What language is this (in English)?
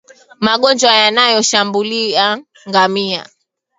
Swahili